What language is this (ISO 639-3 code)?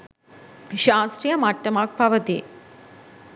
sin